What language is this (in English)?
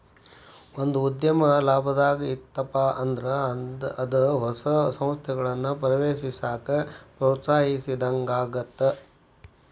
Kannada